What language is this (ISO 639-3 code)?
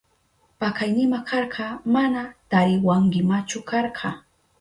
qup